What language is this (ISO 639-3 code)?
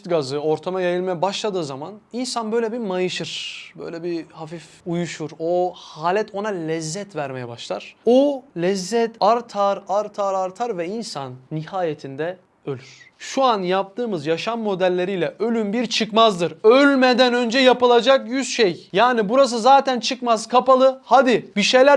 tur